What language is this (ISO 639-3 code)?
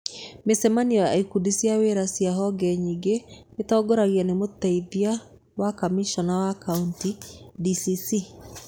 kik